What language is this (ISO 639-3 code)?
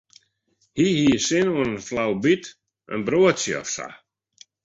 fry